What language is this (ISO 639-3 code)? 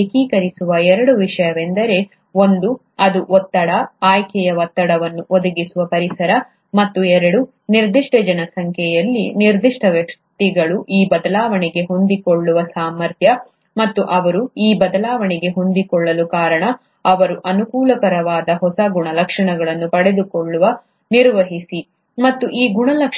kan